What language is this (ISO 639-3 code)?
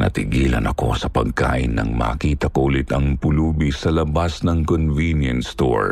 fil